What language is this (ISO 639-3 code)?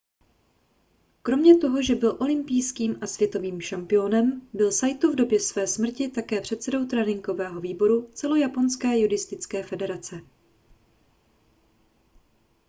ces